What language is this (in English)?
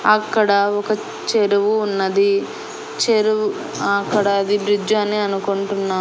Telugu